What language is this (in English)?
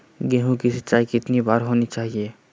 Magahi